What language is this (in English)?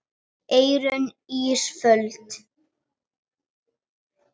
Icelandic